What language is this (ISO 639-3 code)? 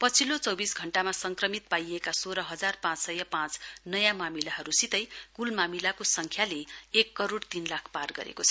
nep